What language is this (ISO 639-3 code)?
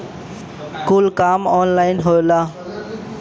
bho